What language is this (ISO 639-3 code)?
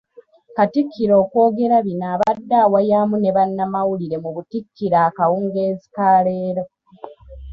lug